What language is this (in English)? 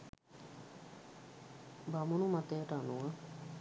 Sinhala